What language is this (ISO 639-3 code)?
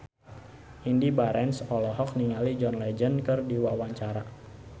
sun